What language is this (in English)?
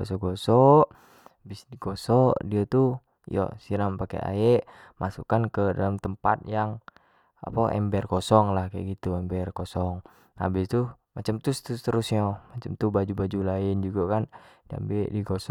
Jambi Malay